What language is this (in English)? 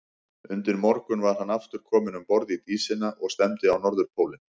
Icelandic